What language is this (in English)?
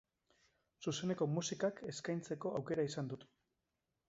Basque